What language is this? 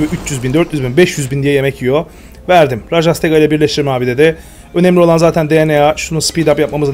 Turkish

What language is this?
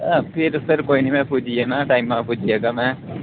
Dogri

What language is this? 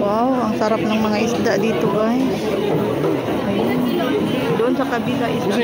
Filipino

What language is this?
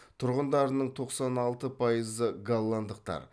Kazakh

